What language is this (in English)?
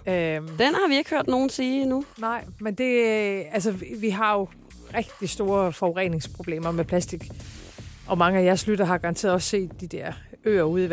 Danish